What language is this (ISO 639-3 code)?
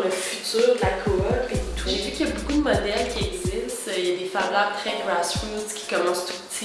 fra